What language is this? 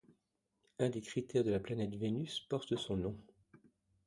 French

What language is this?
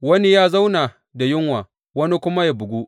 Hausa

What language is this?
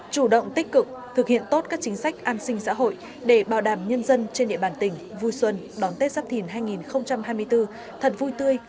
Vietnamese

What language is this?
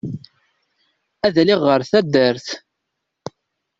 Kabyle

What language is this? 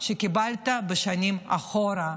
Hebrew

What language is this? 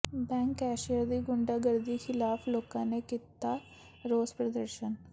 Punjabi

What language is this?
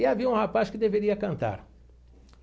Portuguese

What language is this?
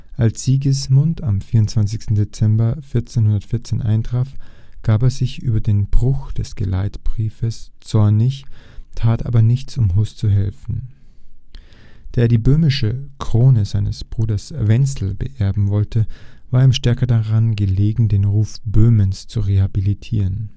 German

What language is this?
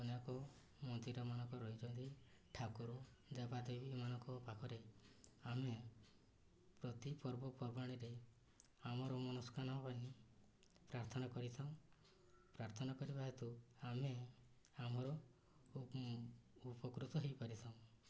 Odia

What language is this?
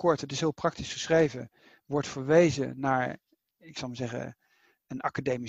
Dutch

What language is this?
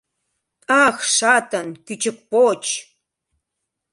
Mari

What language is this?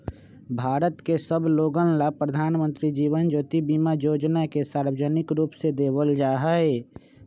Magahi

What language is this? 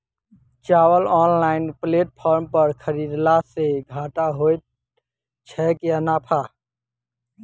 Maithili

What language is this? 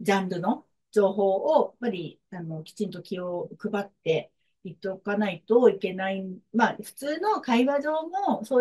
Japanese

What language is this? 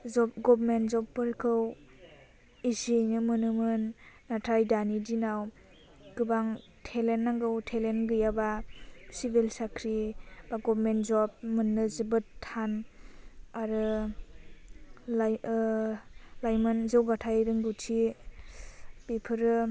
Bodo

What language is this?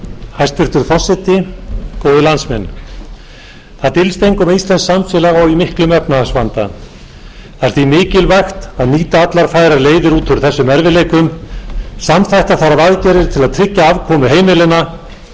Icelandic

